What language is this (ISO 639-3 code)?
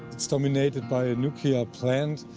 eng